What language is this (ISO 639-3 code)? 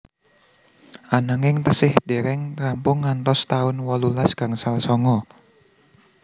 jav